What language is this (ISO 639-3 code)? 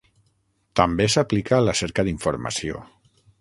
cat